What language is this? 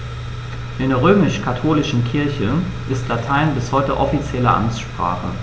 German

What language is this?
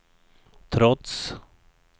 Swedish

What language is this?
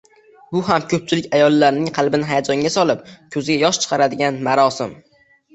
Uzbek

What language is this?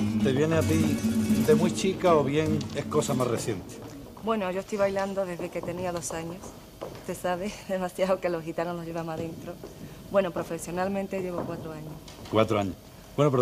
Spanish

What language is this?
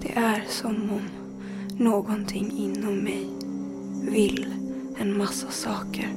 Swedish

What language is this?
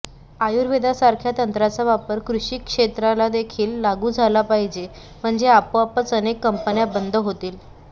Marathi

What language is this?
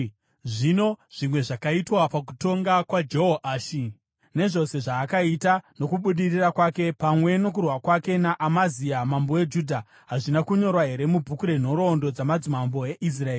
Shona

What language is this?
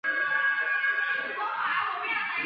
Chinese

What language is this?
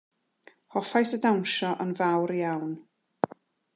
Welsh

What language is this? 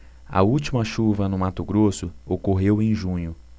Portuguese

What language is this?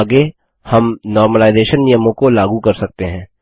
Hindi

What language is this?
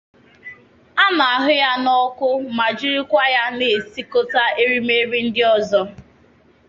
Igbo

